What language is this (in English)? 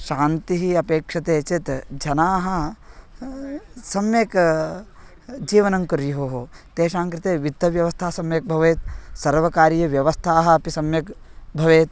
Sanskrit